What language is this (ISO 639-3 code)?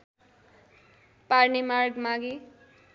nep